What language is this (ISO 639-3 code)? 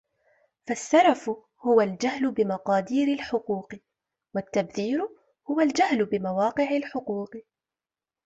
ara